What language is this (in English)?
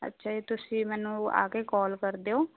Punjabi